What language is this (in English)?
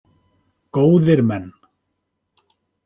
Icelandic